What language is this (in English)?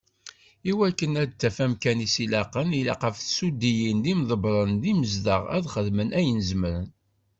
Kabyle